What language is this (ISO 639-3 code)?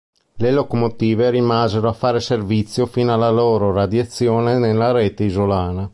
ita